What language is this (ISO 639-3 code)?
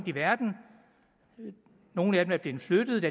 dan